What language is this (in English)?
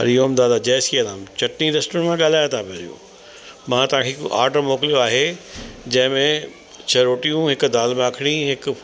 Sindhi